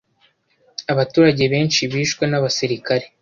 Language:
Kinyarwanda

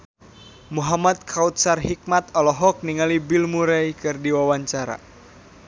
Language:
Sundanese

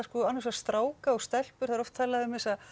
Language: Icelandic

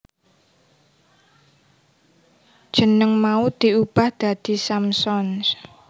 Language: Javanese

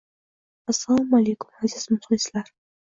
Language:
Uzbek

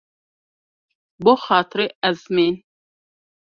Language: Kurdish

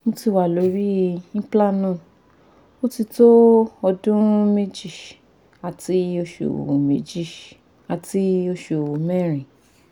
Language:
Yoruba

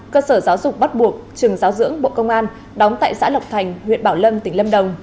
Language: Vietnamese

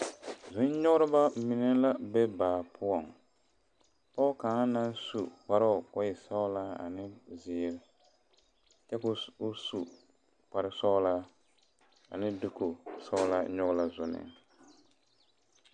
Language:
Southern Dagaare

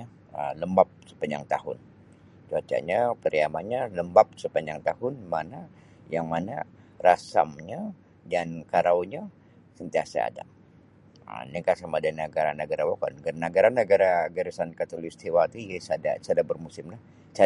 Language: Sabah Bisaya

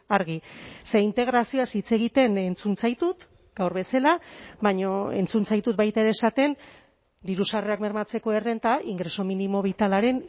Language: Basque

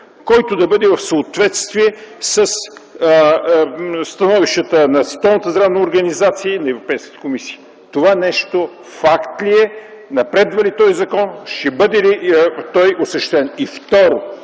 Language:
Bulgarian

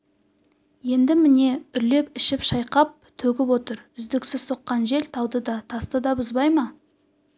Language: Kazakh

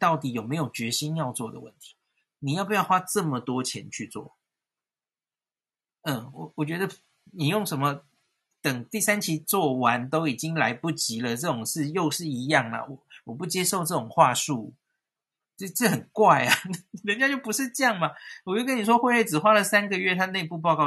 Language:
Chinese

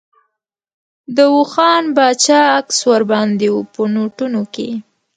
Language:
Pashto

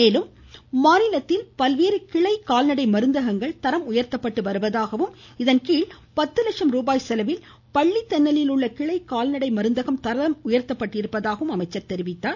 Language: Tamil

